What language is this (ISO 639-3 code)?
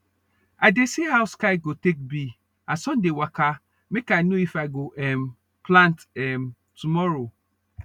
pcm